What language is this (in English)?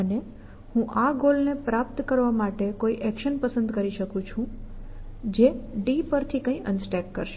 Gujarati